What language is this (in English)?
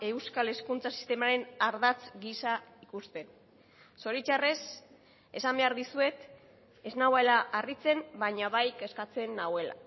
Basque